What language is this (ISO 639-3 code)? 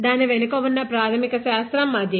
tel